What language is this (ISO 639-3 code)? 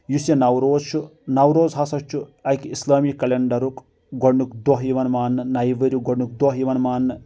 kas